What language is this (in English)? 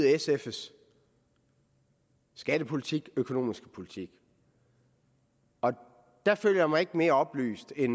Danish